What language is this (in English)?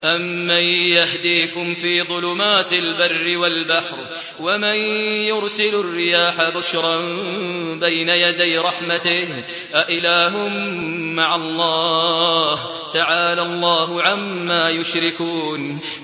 Arabic